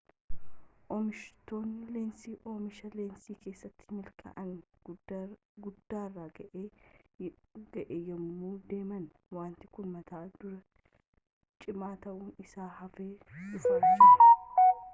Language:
Oromo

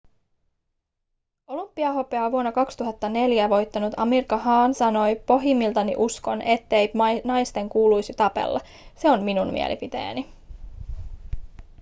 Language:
Finnish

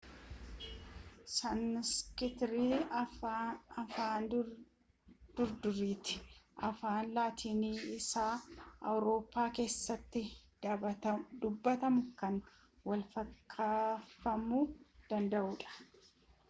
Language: Oromo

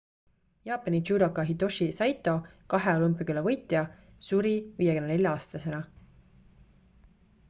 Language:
Estonian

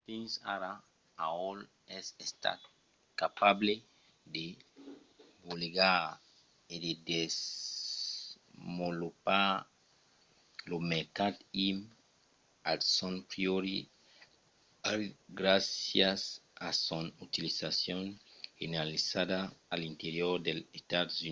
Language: Occitan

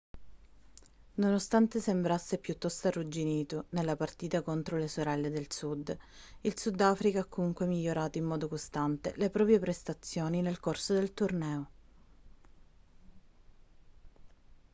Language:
Italian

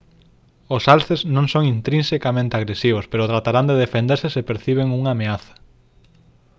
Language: Galician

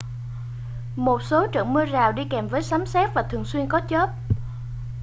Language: Vietnamese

